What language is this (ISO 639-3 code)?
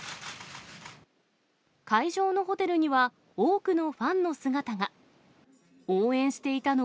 jpn